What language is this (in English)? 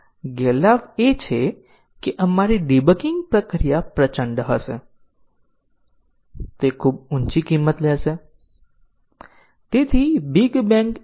Gujarati